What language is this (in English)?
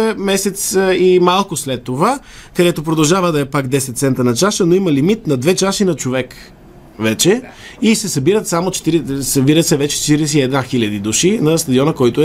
Bulgarian